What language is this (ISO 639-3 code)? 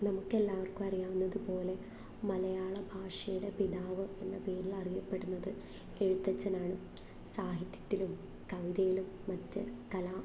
mal